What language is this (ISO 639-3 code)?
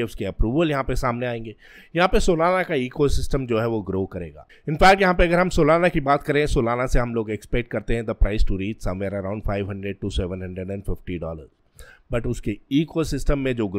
hin